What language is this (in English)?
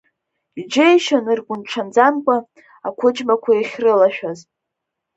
Abkhazian